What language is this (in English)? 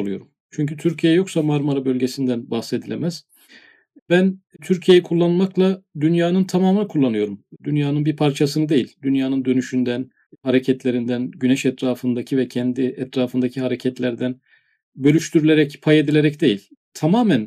Turkish